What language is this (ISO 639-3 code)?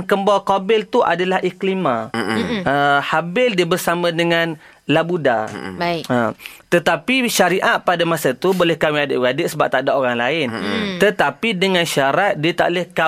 msa